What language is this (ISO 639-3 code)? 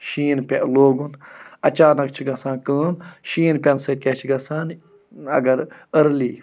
kas